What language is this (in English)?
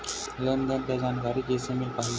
Chhattisgarhi